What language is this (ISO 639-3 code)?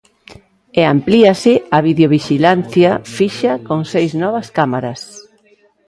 glg